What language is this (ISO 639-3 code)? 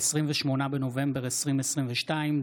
heb